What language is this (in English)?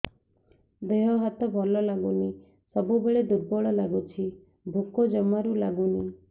Odia